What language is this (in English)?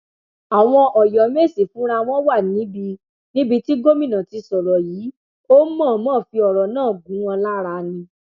Yoruba